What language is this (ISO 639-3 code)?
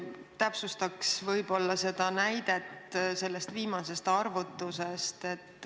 est